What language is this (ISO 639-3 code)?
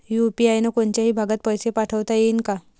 mar